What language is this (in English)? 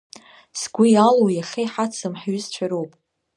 Abkhazian